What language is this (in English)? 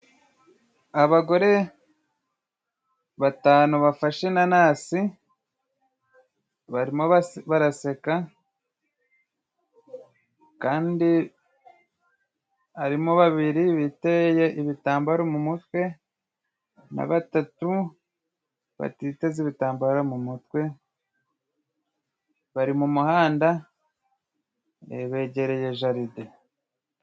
Kinyarwanda